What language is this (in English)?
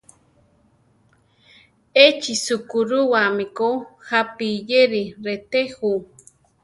Central Tarahumara